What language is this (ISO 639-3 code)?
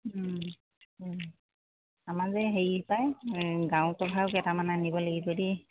asm